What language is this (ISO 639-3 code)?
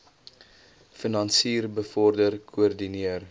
afr